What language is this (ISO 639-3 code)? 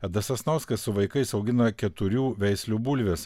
lit